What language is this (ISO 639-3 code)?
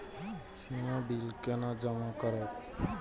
mai